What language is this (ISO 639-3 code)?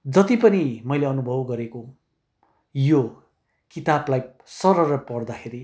nep